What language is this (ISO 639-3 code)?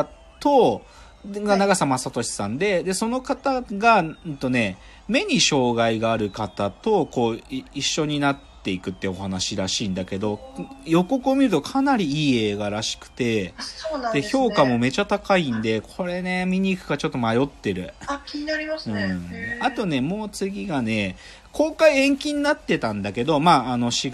jpn